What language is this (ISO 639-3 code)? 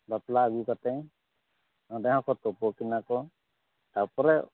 sat